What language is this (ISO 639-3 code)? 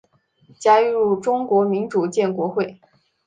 zho